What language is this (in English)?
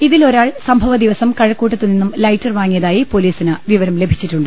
Malayalam